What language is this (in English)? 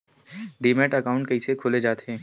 Chhattisgarhi